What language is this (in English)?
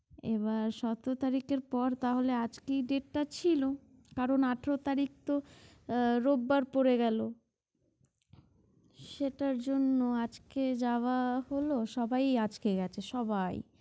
Bangla